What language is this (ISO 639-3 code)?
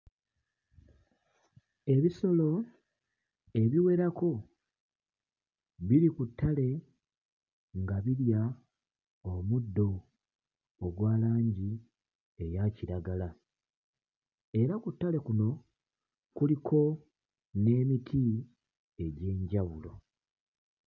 lug